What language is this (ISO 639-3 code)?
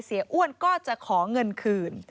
tha